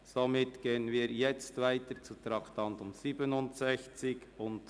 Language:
Swiss German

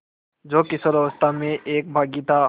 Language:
Hindi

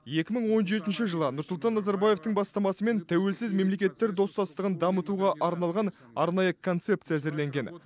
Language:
Kazakh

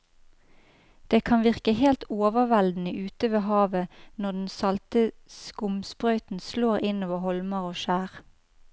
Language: Norwegian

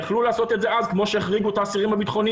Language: Hebrew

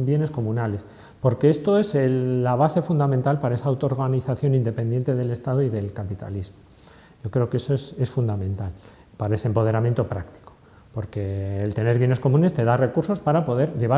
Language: Spanish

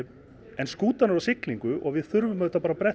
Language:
Icelandic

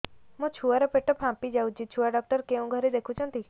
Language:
Odia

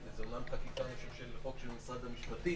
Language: Hebrew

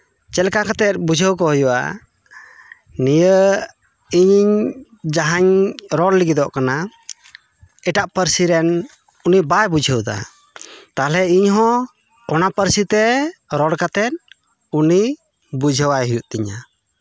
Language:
Santali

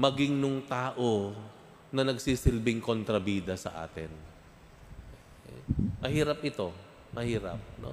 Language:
Filipino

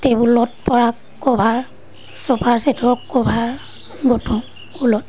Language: Assamese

